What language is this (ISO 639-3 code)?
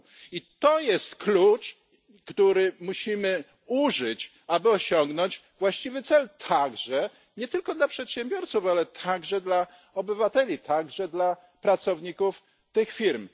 pol